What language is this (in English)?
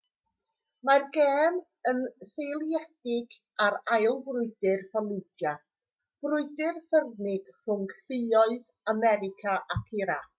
Welsh